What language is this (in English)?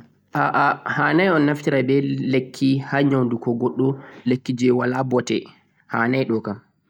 Central-Eastern Niger Fulfulde